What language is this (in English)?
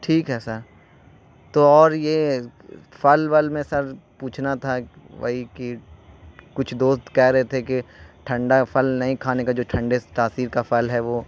Urdu